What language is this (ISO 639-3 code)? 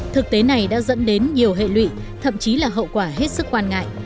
vie